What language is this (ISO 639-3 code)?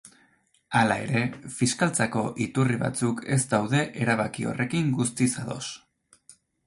eus